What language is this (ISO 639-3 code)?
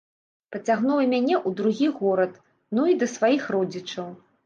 bel